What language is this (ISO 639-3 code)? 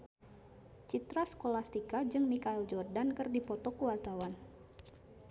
sun